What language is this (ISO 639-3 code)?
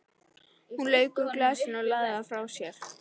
isl